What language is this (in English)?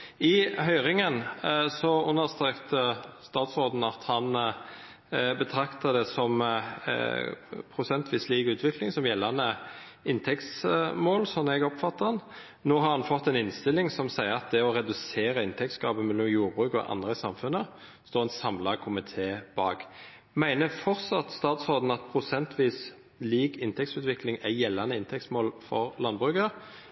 Norwegian Nynorsk